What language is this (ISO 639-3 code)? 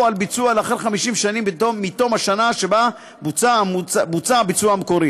heb